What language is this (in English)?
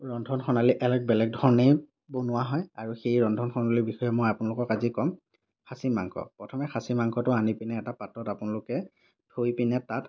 Assamese